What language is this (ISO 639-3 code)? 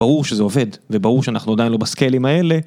heb